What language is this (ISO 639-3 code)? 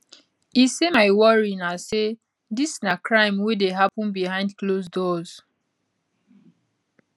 pcm